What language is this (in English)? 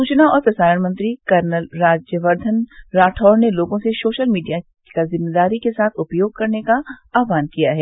Hindi